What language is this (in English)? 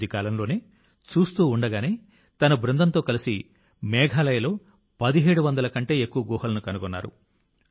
Telugu